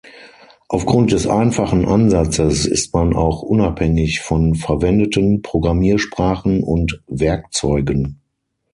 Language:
German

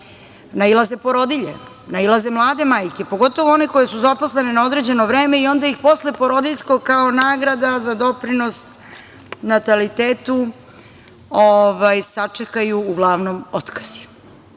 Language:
Serbian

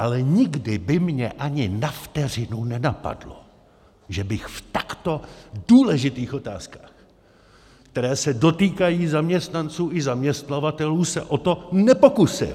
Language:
Czech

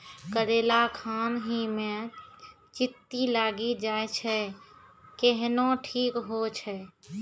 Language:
Maithili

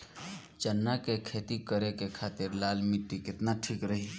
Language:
Bhojpuri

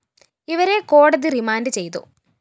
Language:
Malayalam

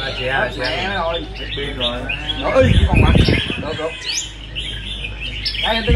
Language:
Vietnamese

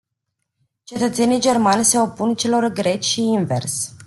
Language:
Romanian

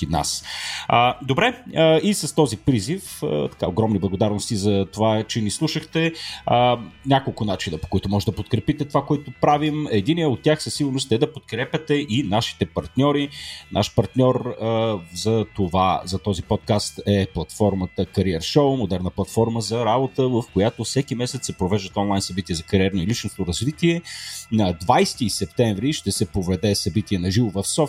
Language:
Bulgarian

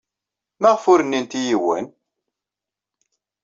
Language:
Kabyle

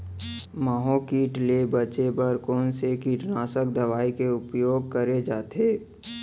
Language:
Chhattisgarhi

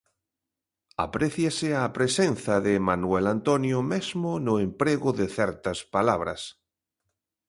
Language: Galician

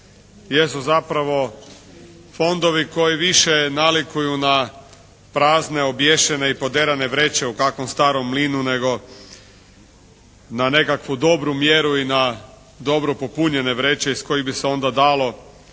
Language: Croatian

